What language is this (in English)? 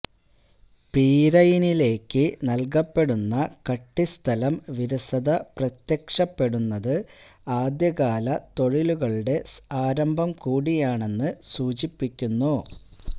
Malayalam